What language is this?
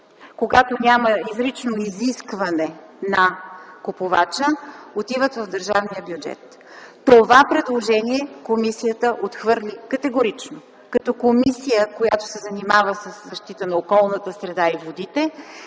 Bulgarian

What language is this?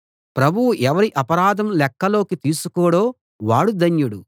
Telugu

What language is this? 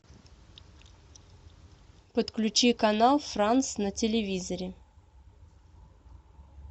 Russian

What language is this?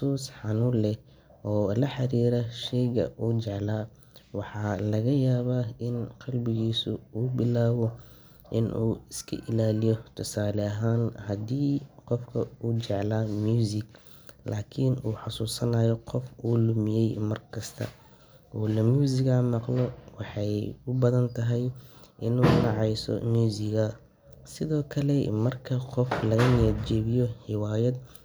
Somali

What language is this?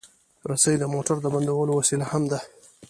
Pashto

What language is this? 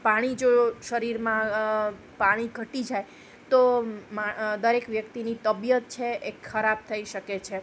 Gujarati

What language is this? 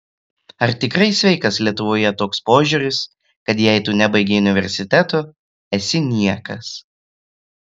Lithuanian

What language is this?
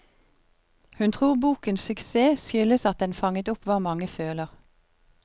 Norwegian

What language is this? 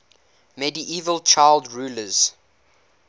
English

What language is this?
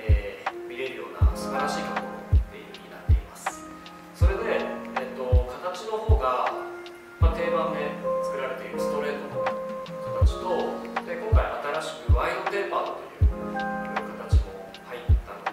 Japanese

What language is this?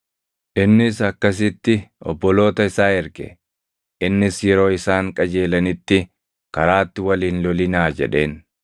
Oromo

